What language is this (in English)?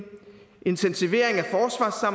Danish